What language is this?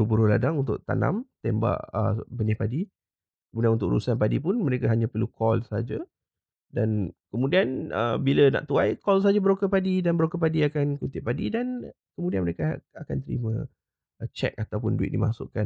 Malay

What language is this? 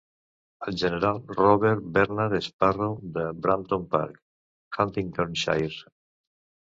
Catalan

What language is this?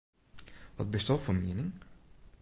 Western Frisian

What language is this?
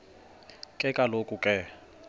Xhosa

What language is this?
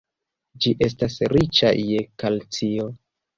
Esperanto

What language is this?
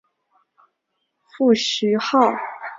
Chinese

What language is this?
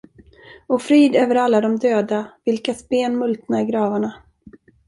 Swedish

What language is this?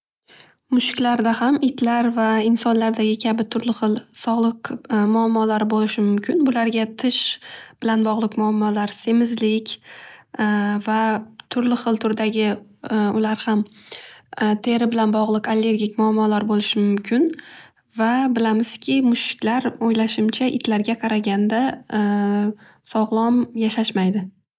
Uzbek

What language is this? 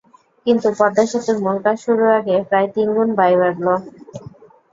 Bangla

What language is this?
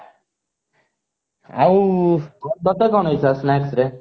Odia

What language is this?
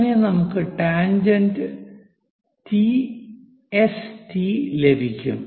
Malayalam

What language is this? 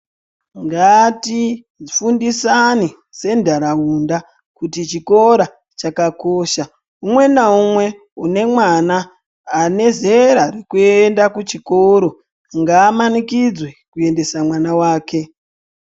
Ndau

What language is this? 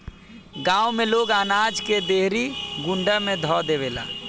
Bhojpuri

